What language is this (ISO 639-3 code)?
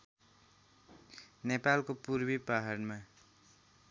nep